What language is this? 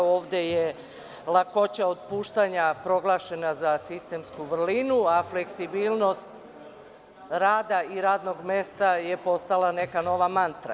Serbian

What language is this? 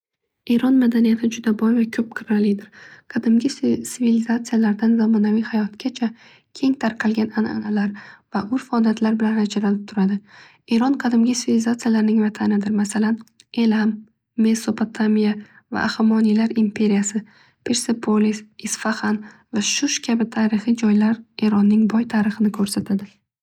Uzbek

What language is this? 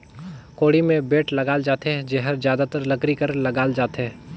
Chhattisgarhi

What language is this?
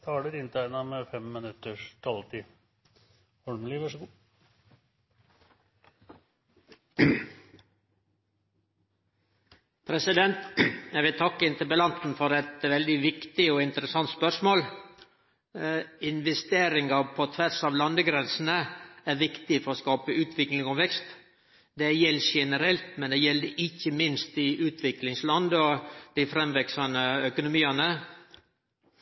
Norwegian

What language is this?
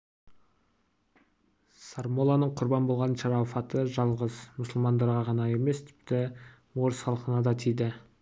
Kazakh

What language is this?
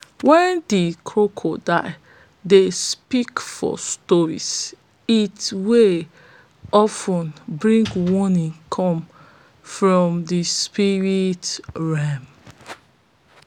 Nigerian Pidgin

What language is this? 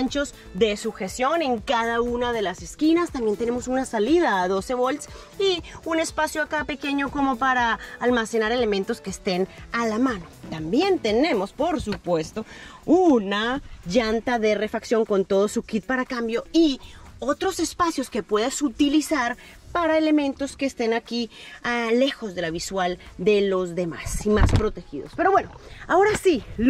Spanish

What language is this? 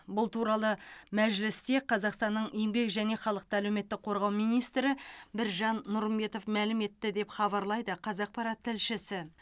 Kazakh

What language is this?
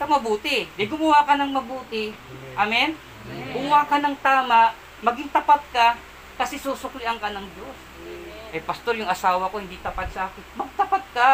Filipino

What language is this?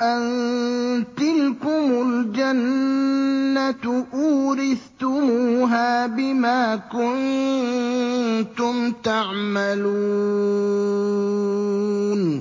Arabic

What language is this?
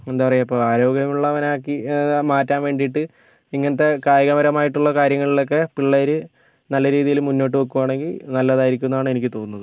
Malayalam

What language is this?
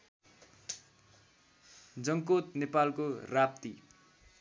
Nepali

